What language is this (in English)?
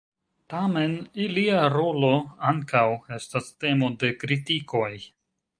Esperanto